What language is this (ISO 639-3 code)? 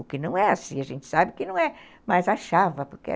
por